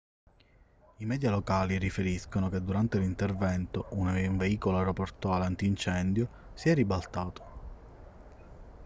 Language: Italian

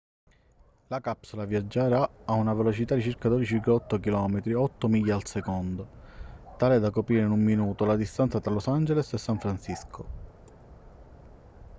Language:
Italian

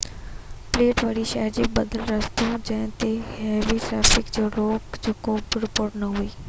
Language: Sindhi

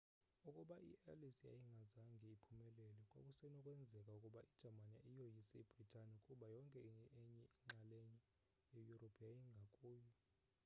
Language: Xhosa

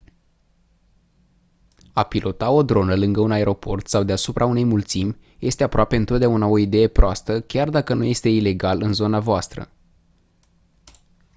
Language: Romanian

